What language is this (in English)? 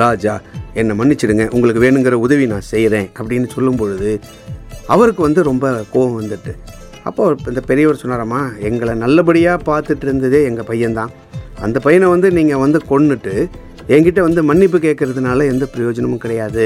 Tamil